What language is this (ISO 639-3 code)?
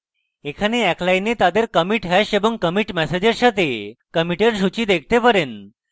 ben